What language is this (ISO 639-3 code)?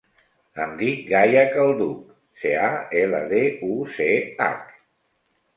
cat